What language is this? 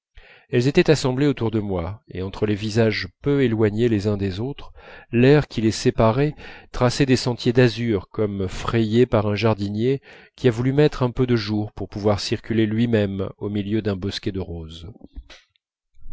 French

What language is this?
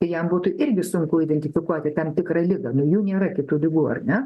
Lithuanian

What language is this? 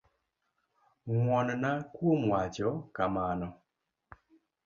Luo (Kenya and Tanzania)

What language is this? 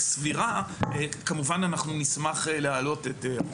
Hebrew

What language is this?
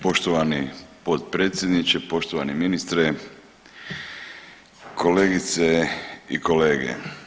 Croatian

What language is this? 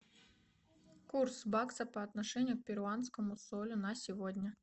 Russian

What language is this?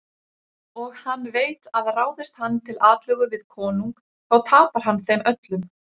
Icelandic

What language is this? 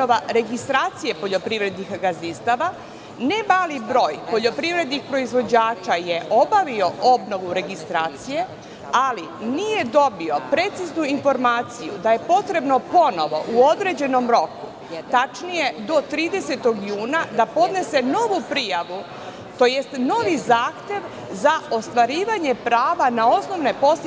Serbian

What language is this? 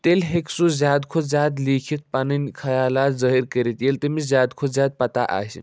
Kashmiri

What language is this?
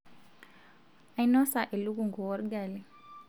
Masai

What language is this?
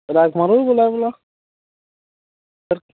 Dogri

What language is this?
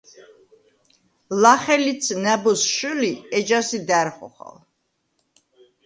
Svan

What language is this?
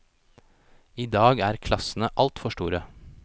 Norwegian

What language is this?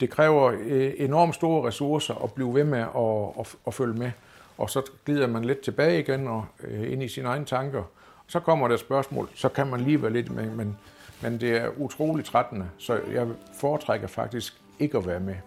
Danish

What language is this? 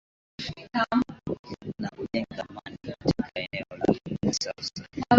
Swahili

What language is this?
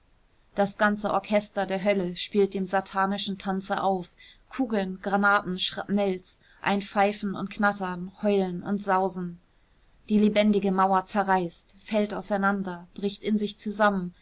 German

